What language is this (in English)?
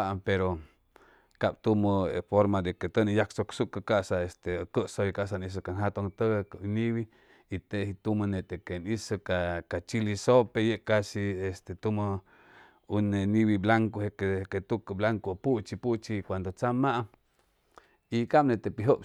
Chimalapa Zoque